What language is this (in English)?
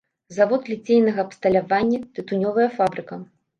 Belarusian